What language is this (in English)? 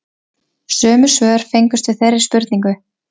Icelandic